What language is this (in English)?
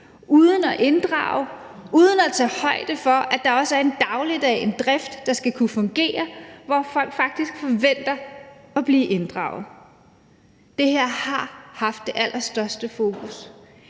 Danish